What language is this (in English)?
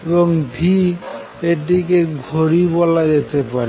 Bangla